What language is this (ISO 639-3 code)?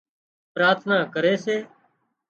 kxp